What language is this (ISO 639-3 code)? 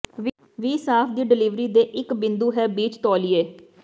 pan